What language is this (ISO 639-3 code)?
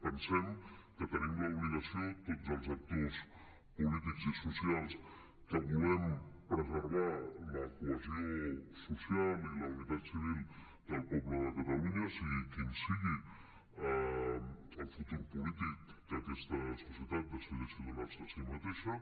cat